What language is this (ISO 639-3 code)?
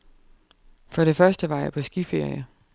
dan